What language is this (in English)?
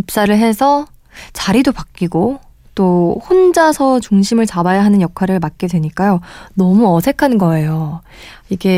Korean